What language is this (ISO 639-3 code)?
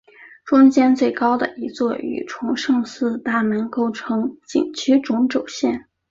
zho